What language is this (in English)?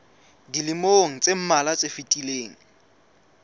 Southern Sotho